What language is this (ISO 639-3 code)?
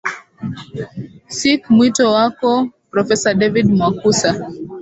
swa